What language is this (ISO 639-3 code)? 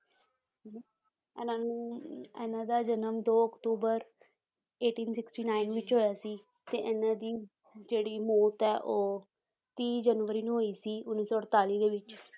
pan